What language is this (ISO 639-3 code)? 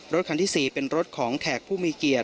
tha